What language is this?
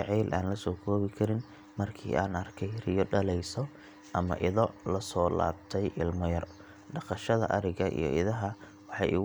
Somali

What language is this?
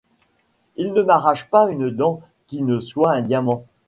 French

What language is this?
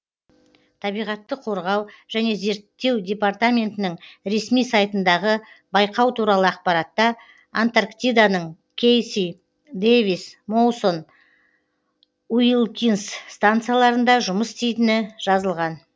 Kazakh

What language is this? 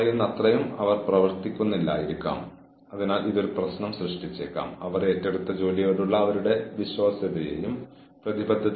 Malayalam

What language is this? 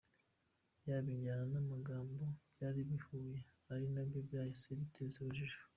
Kinyarwanda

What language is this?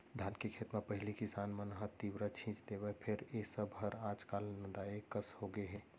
Chhattisgarhi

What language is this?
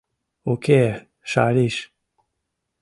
Mari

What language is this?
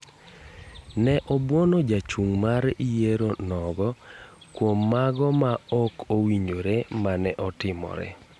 Luo (Kenya and Tanzania)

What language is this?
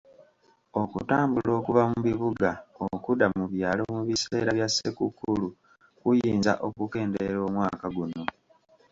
Ganda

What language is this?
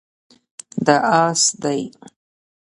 Pashto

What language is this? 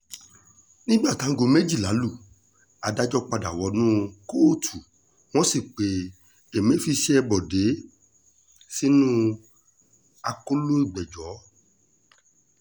Yoruba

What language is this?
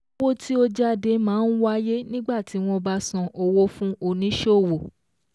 Yoruba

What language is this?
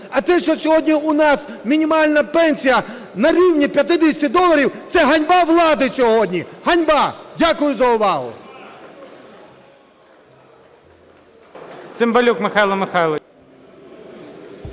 Ukrainian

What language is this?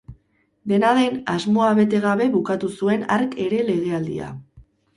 Basque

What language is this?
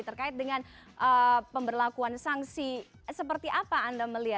Indonesian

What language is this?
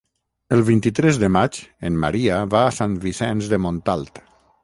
Catalan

